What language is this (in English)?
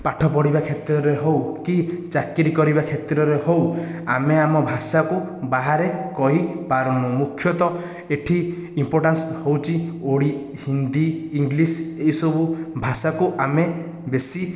Odia